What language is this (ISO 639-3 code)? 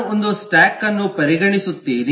kan